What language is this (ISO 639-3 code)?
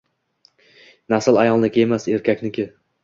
uzb